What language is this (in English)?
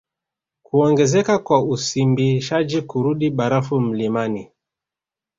Swahili